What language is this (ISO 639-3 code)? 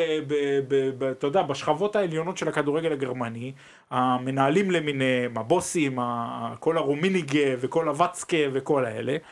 heb